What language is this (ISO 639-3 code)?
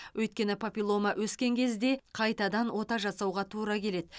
kaz